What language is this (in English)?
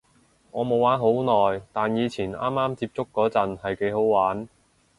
Cantonese